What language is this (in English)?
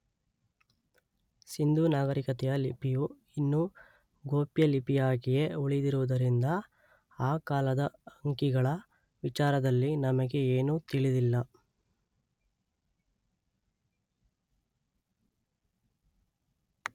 Kannada